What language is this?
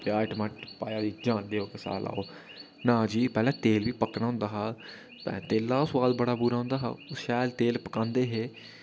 Dogri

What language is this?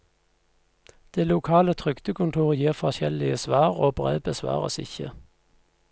Norwegian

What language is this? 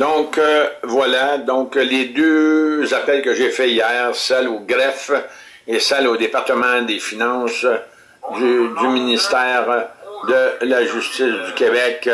French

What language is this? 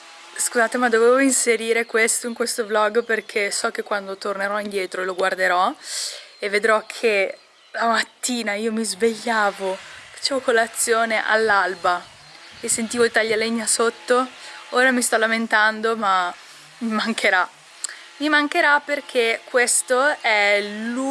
Italian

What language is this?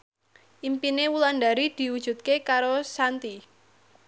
Javanese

